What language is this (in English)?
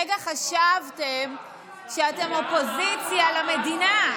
Hebrew